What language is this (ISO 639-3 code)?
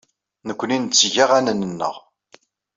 kab